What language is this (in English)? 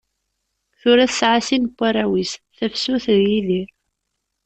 Kabyle